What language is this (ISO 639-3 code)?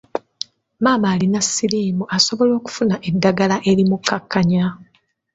lug